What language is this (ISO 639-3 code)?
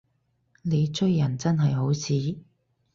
yue